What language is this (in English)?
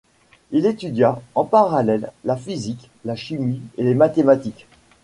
French